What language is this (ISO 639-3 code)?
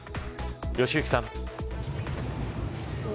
jpn